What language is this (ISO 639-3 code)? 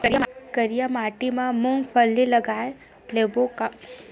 hne